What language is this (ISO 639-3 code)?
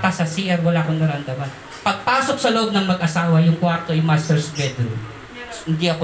fil